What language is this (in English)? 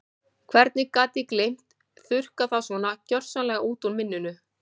Icelandic